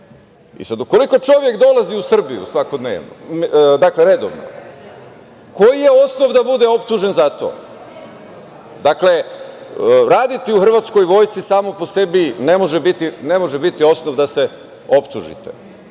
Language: Serbian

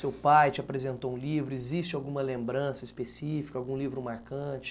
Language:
Portuguese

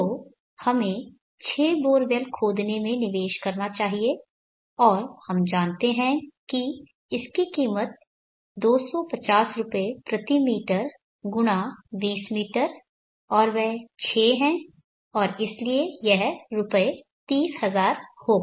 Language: Hindi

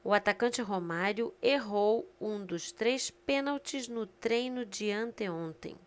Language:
Portuguese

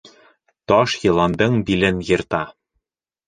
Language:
Bashkir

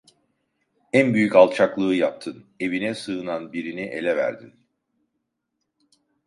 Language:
Turkish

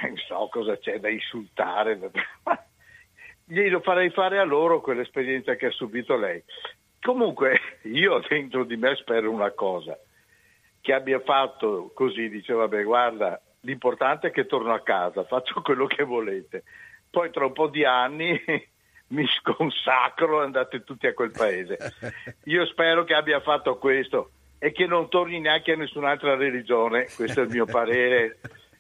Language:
Italian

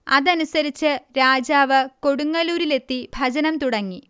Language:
Malayalam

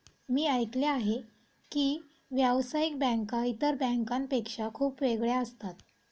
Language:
Marathi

